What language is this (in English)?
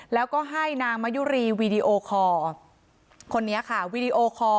Thai